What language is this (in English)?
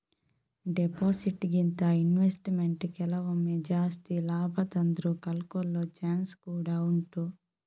Kannada